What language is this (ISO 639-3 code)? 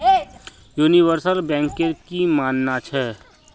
mag